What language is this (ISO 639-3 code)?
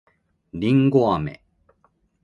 jpn